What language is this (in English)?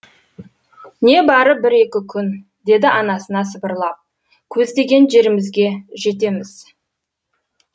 Kazakh